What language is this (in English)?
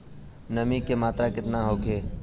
Bhojpuri